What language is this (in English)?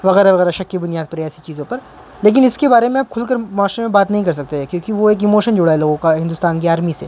Urdu